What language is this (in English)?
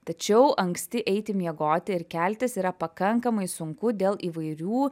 Lithuanian